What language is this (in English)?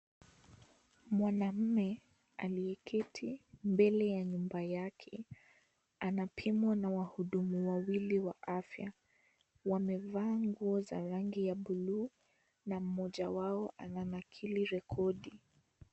Swahili